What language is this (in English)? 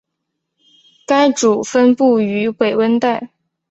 Chinese